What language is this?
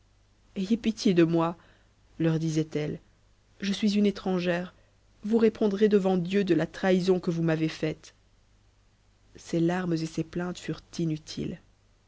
French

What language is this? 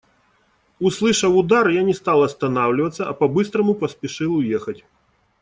Russian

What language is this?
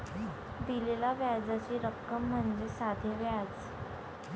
Marathi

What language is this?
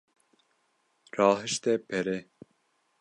Kurdish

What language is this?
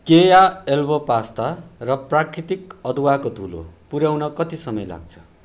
Nepali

